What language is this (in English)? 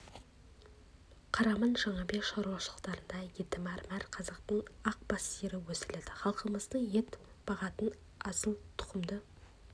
Kazakh